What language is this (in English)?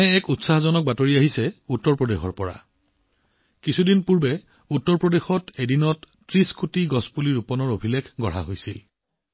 Assamese